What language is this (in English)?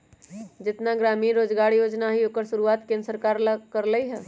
Magahi